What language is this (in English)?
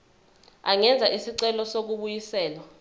Zulu